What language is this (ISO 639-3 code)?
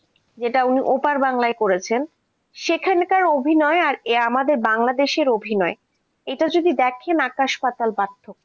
ben